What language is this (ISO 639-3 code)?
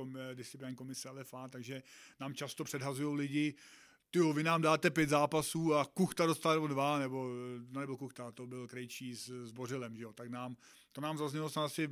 ces